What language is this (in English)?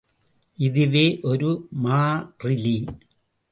Tamil